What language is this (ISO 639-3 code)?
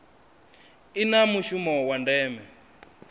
ven